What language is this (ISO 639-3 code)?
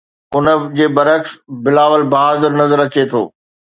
snd